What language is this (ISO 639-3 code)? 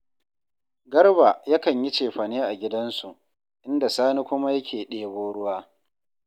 hau